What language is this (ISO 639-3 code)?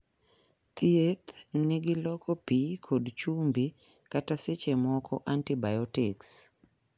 luo